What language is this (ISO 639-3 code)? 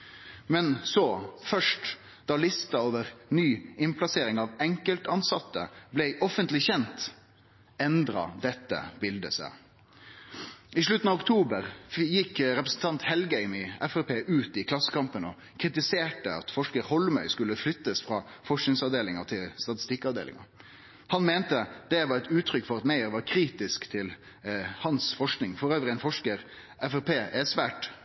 nno